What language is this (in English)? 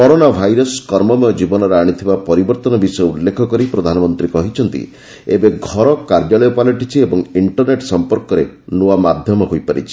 Odia